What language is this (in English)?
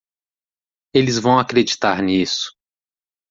Portuguese